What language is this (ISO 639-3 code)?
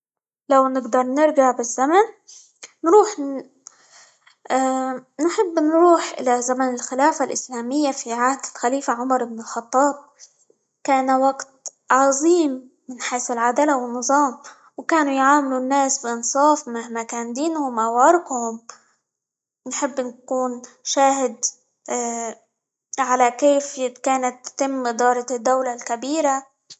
ayl